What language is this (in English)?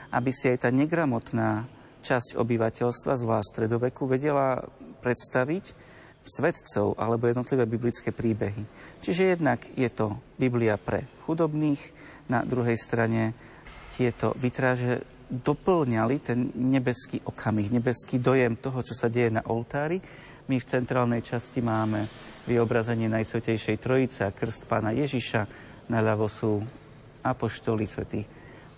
Slovak